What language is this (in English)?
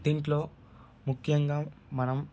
Telugu